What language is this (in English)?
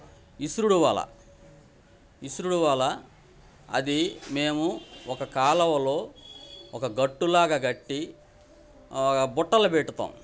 Telugu